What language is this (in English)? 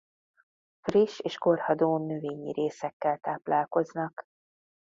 Hungarian